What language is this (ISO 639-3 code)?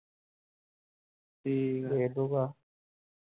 pan